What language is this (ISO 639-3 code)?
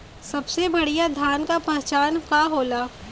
bho